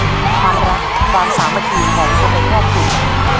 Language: Thai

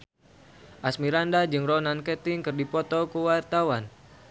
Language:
Sundanese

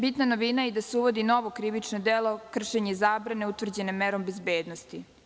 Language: Serbian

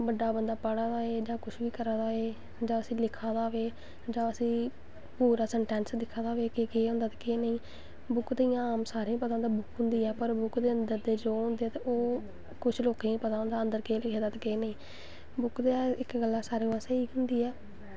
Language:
Dogri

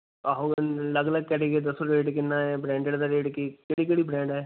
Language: Punjabi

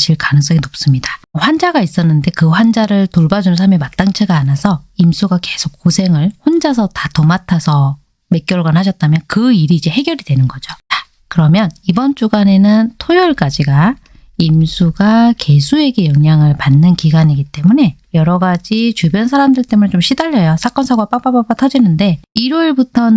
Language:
Korean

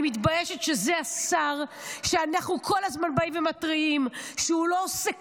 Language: Hebrew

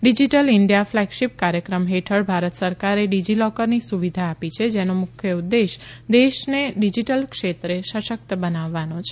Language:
Gujarati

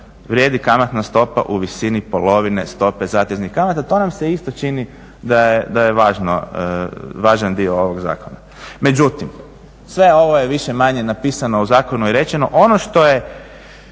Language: Croatian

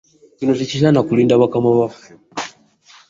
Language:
Ganda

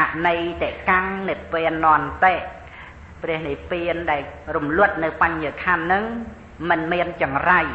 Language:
Thai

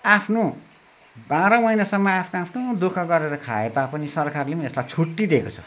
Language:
Nepali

